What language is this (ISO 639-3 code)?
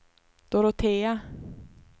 swe